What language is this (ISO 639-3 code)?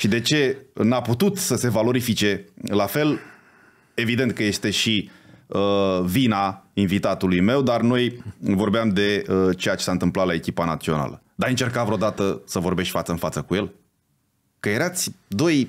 ron